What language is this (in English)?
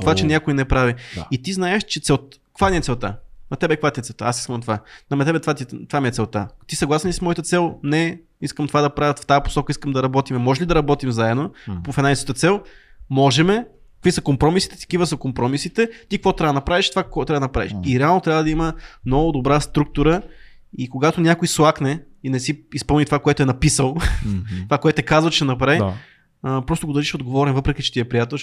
Bulgarian